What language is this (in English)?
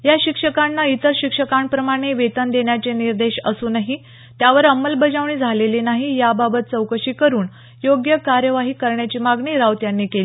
Marathi